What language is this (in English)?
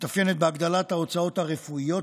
Hebrew